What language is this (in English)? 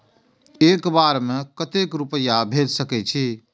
Maithili